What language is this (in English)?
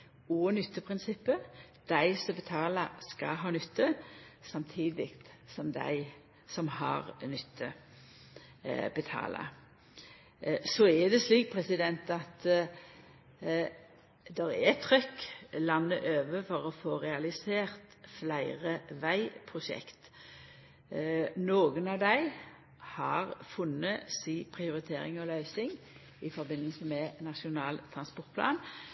Norwegian Nynorsk